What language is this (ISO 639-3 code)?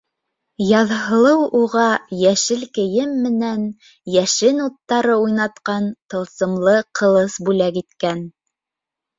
bak